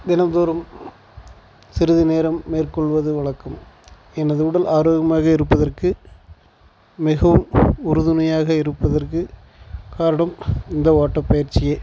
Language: Tamil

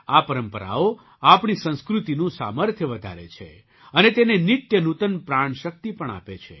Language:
Gujarati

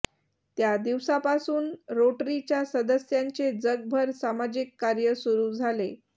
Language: Marathi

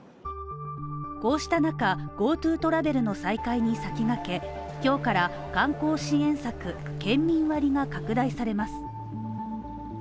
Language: Japanese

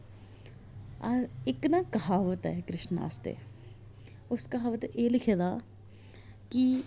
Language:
Dogri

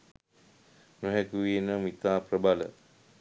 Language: Sinhala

